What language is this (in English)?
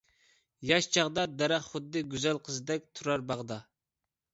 Uyghur